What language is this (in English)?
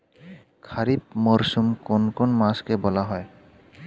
Bangla